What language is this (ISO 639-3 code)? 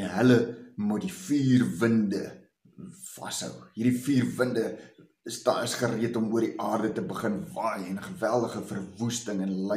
nld